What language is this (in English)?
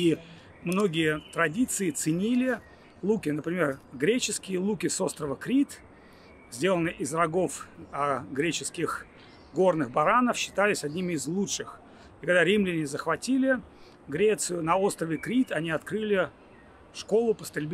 Russian